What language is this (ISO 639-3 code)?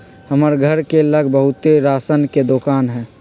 mag